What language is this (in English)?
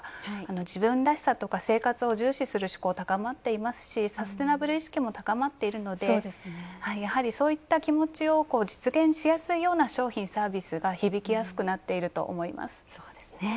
Japanese